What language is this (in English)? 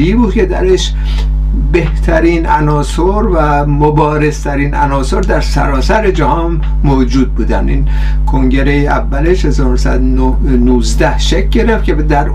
Persian